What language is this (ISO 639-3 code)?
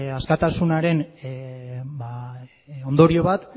eus